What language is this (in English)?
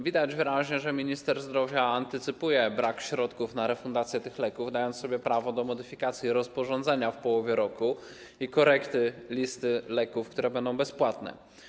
Polish